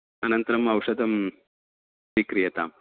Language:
Sanskrit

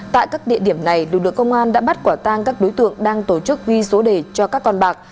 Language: Vietnamese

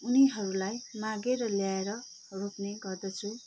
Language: Nepali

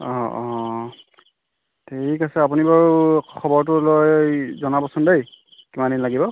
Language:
Assamese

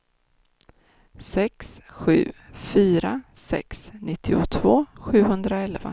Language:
Swedish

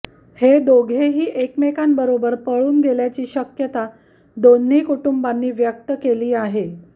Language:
Marathi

